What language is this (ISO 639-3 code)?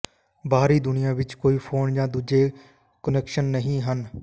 pan